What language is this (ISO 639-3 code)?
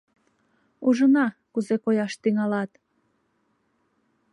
chm